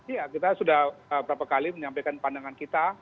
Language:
Indonesian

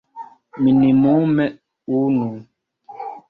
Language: Esperanto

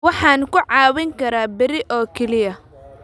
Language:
Somali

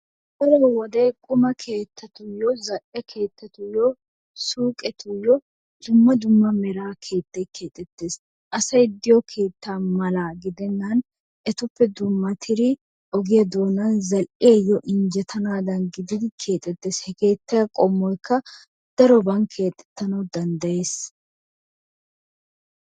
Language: Wolaytta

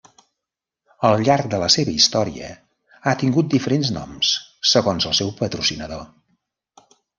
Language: Catalan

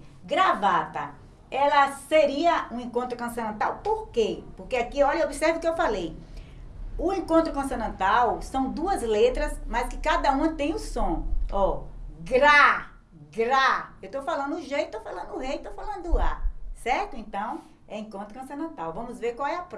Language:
Portuguese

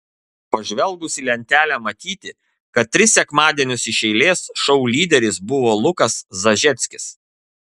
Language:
Lithuanian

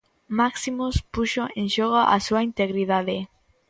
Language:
Galician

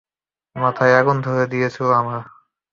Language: Bangla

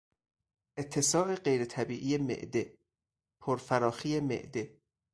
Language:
Persian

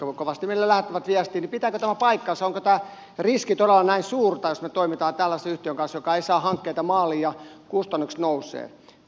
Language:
Finnish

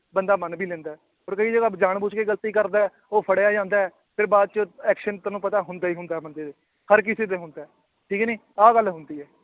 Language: Punjabi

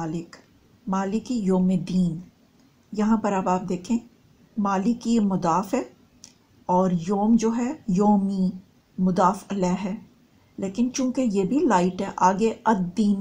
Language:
Hindi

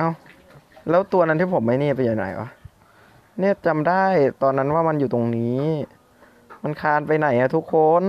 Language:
Thai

